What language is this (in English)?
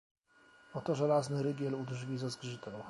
Polish